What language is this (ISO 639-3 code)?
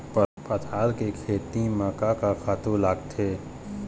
hne